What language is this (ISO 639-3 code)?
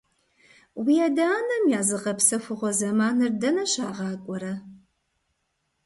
kbd